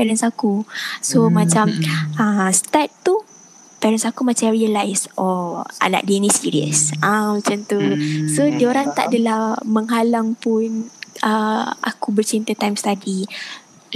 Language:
Malay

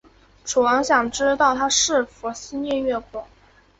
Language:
Chinese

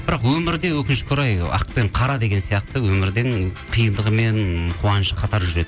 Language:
Kazakh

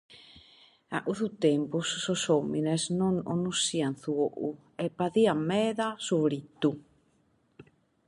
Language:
Sardinian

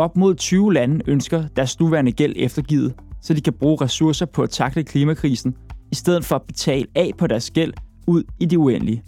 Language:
Danish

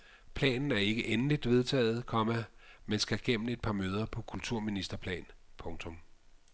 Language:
Danish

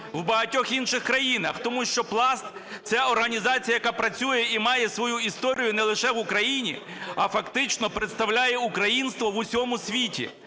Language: Ukrainian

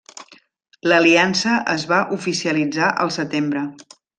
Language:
Catalan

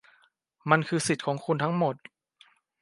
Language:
Thai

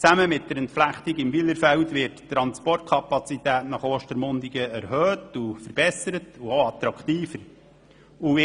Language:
Swiss German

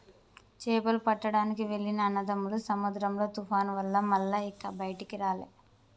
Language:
Telugu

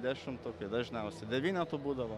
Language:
Lithuanian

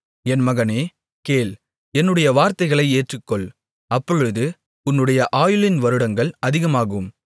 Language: Tamil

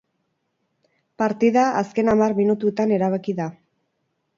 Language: Basque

